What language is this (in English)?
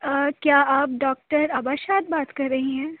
Urdu